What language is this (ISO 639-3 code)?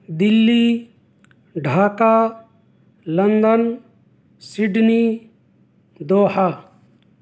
urd